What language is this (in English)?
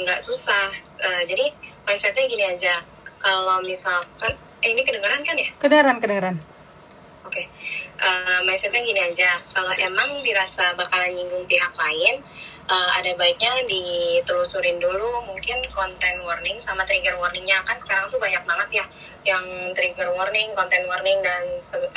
Indonesian